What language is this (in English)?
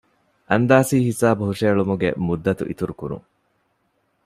Divehi